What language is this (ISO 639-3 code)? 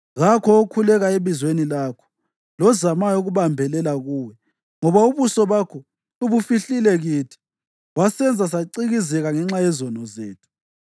nde